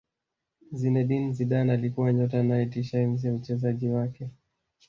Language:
Swahili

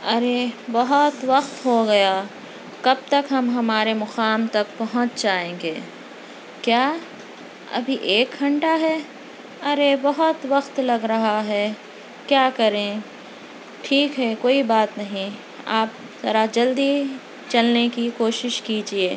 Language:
Urdu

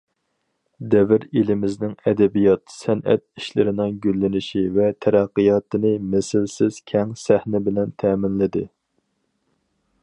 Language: Uyghur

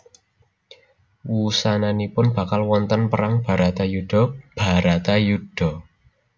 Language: Javanese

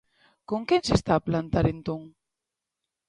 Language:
Galician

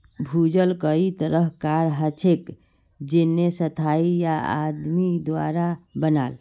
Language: Magahi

